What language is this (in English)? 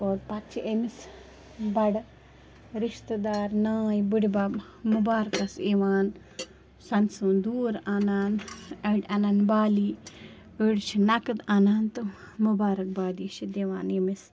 Kashmiri